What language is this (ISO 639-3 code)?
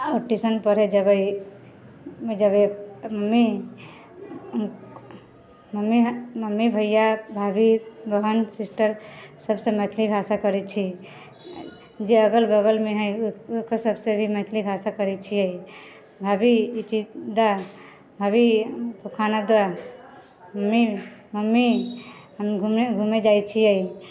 mai